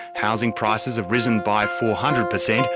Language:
English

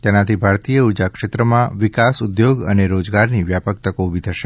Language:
Gujarati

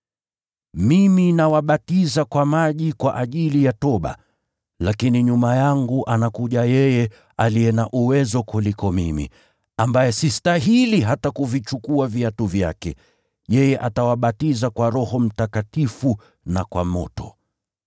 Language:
Swahili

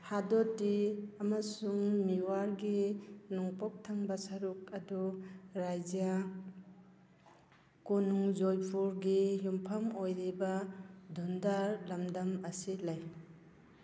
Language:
Manipuri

